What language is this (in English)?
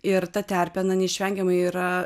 Lithuanian